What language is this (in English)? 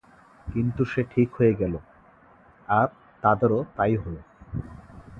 Bangla